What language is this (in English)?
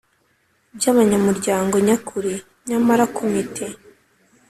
Kinyarwanda